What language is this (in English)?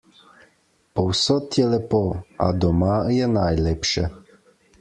Slovenian